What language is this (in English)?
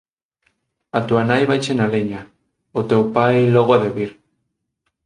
Galician